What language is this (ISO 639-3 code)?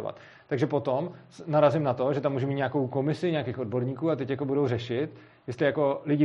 ces